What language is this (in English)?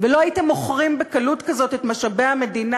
Hebrew